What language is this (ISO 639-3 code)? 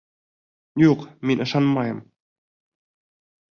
bak